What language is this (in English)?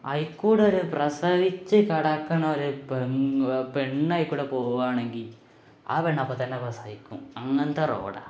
Malayalam